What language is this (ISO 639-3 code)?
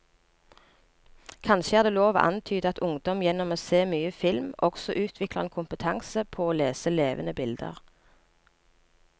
nor